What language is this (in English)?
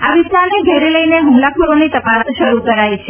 Gujarati